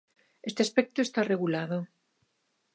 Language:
Galician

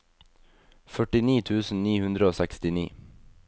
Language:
Norwegian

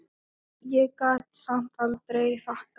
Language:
Icelandic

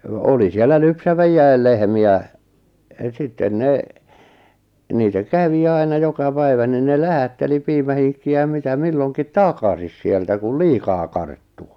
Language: Finnish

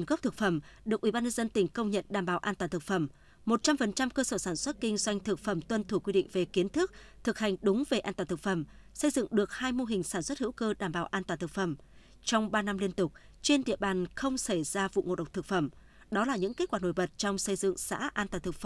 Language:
Vietnamese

